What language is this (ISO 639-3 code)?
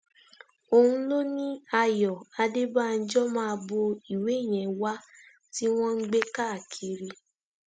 yor